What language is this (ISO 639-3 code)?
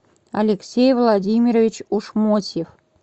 rus